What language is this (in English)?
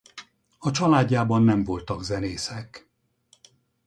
Hungarian